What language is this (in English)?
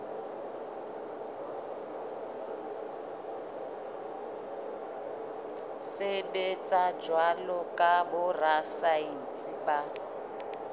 Southern Sotho